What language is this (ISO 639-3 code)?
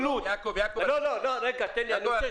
heb